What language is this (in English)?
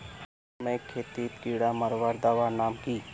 Magahi